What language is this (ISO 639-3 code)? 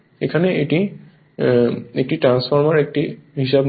ben